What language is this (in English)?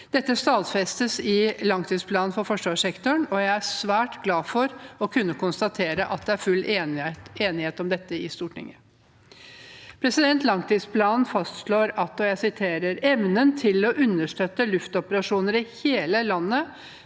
Norwegian